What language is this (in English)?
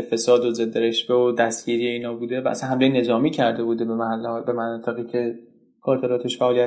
Persian